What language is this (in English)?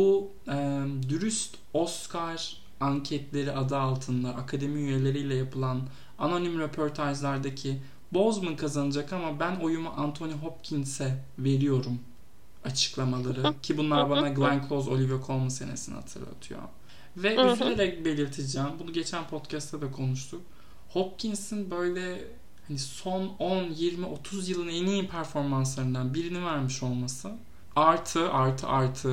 Turkish